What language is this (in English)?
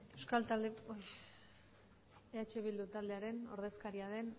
Basque